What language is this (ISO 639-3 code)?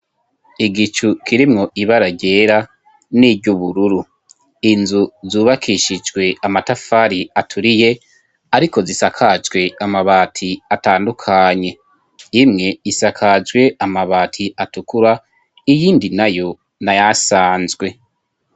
run